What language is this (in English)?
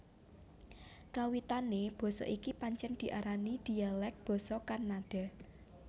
Javanese